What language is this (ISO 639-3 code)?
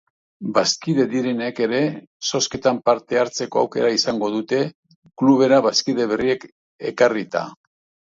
eus